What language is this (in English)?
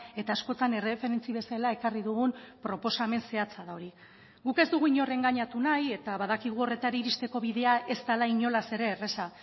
Basque